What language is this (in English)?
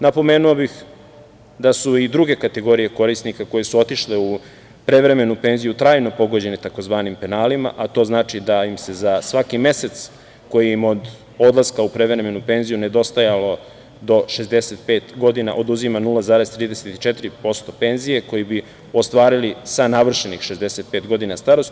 Serbian